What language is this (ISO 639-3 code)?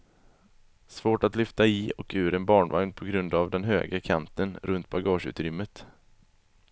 swe